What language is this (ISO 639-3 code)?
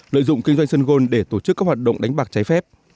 vie